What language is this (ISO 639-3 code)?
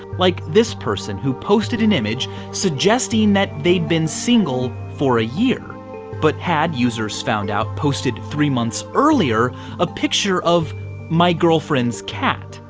eng